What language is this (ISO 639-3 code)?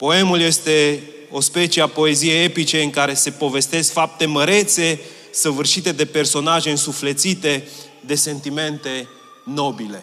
ron